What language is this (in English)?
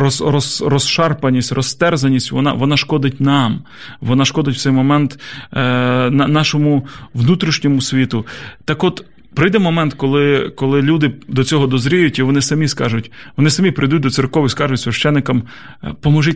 Ukrainian